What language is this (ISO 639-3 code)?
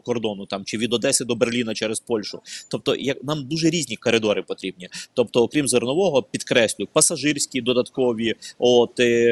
ukr